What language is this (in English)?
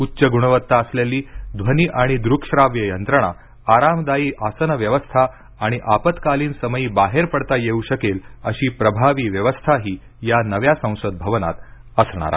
Marathi